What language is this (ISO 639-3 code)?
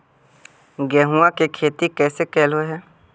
mag